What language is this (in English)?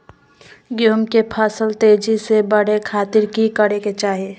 Magahi